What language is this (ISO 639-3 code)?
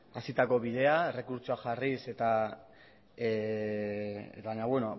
eus